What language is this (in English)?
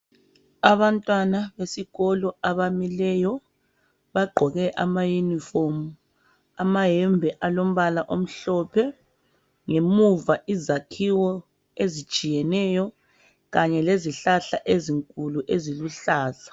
North Ndebele